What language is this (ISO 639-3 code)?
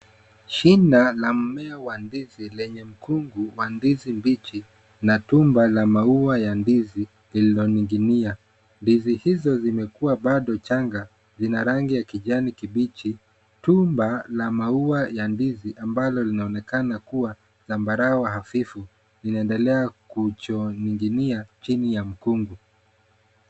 swa